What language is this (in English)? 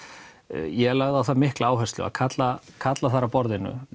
Icelandic